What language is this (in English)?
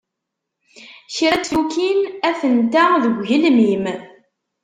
Kabyle